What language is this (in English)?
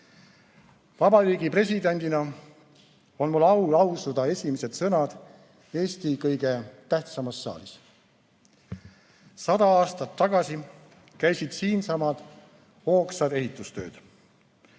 Estonian